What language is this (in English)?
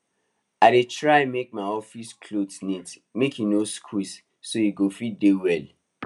Nigerian Pidgin